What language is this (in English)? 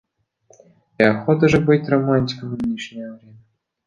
Russian